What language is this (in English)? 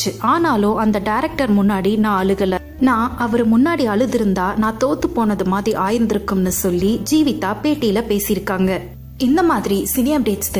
Arabic